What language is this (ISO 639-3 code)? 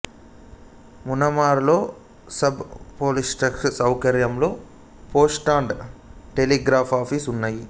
tel